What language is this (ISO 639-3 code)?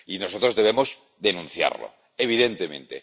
spa